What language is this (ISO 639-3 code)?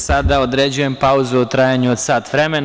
srp